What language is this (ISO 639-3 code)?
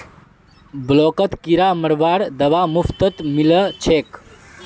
mag